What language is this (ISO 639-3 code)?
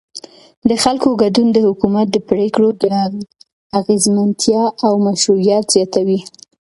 pus